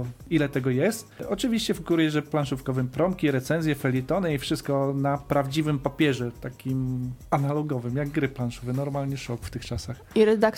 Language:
Polish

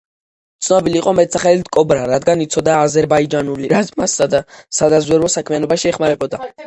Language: Georgian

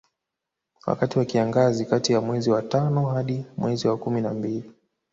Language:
Swahili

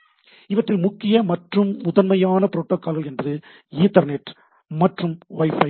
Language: Tamil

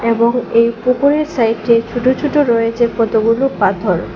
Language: Bangla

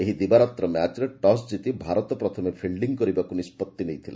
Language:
Odia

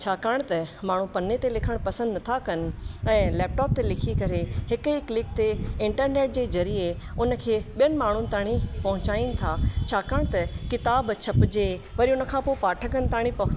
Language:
Sindhi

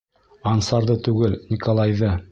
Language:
Bashkir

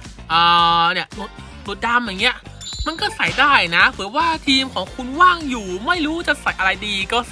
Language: Thai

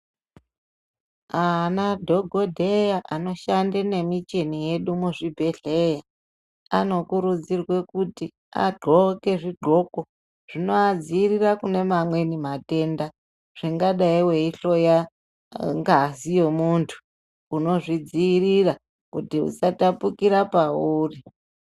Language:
Ndau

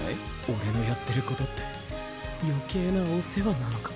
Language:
Japanese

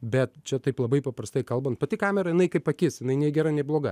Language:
Lithuanian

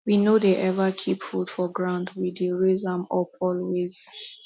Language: Nigerian Pidgin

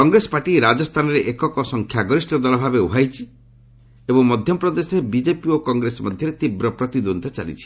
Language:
Odia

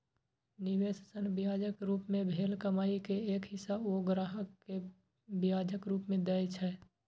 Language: Maithili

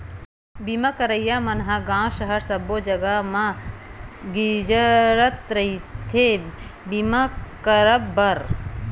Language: Chhattisgarhi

